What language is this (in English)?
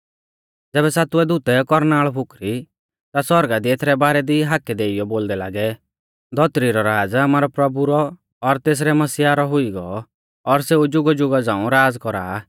Mahasu Pahari